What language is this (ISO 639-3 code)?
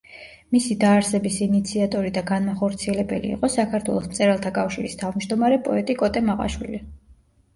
kat